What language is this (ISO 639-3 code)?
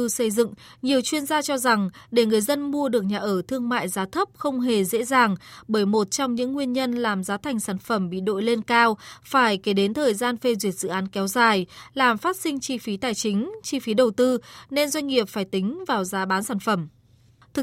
vie